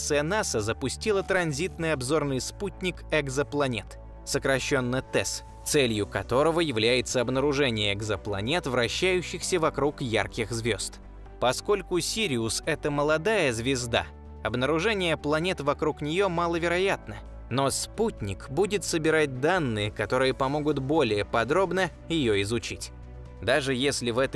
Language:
Russian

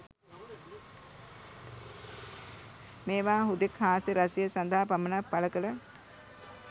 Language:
Sinhala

